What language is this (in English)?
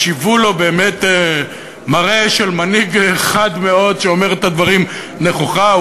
Hebrew